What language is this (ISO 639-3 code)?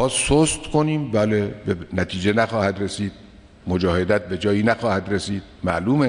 fas